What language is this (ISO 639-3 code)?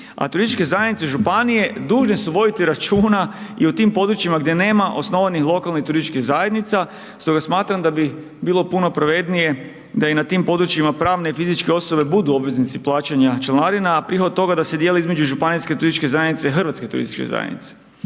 hrv